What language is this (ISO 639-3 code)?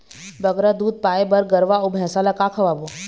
hne